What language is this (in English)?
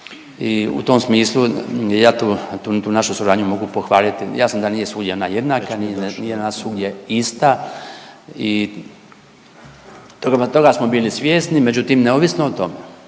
Croatian